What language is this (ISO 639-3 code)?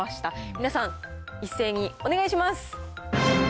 jpn